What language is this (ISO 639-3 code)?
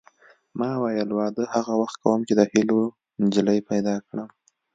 pus